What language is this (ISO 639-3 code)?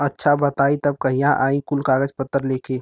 bho